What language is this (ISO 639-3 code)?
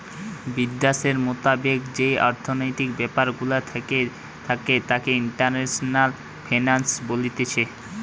ben